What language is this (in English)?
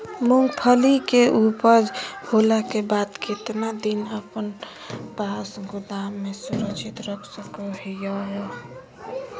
Magahi